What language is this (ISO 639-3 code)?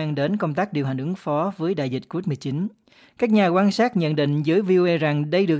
vie